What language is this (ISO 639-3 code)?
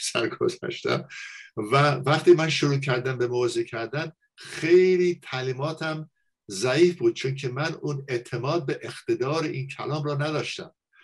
fas